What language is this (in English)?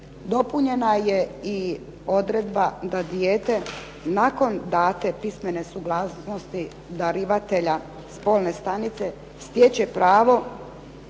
Croatian